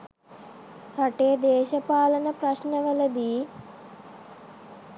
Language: Sinhala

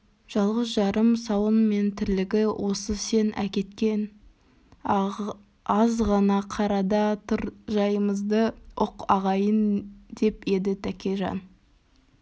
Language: Kazakh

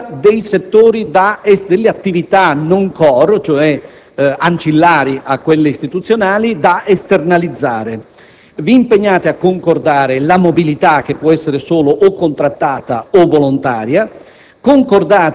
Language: Italian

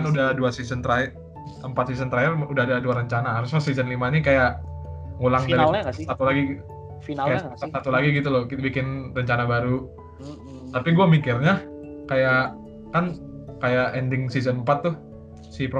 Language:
Indonesian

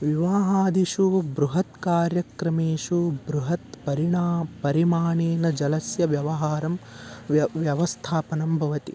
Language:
Sanskrit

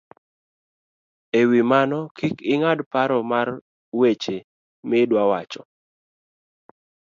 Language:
Luo (Kenya and Tanzania)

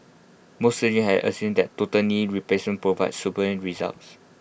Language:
English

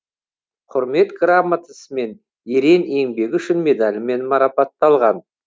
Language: Kazakh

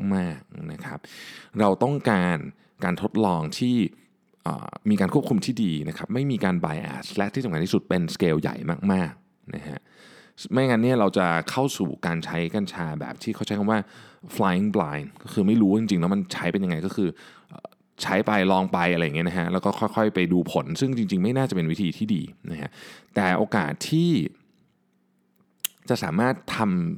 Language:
Thai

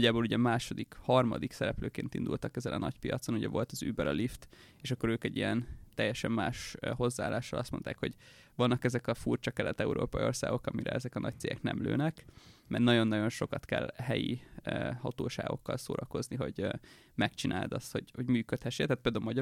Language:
Hungarian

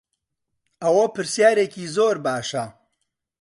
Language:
Central Kurdish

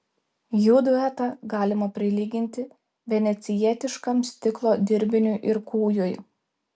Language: Lithuanian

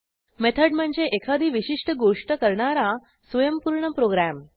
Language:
Marathi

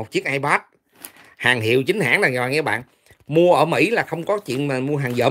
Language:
Vietnamese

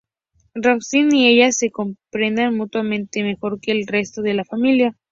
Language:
Spanish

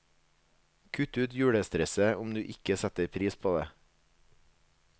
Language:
Norwegian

